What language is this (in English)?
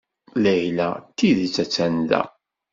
Kabyle